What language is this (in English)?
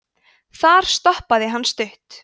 Icelandic